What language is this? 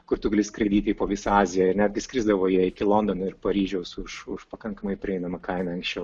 Lithuanian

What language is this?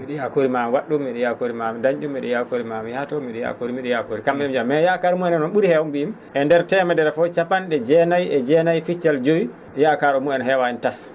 Fula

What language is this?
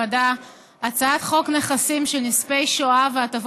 Hebrew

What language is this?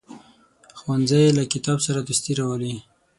Pashto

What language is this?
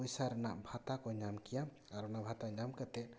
Santali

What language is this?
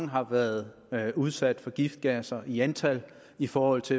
Danish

